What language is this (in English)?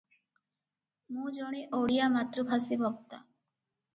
Odia